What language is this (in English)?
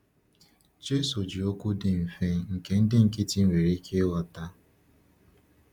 Igbo